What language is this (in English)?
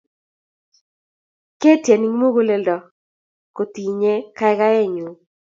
Kalenjin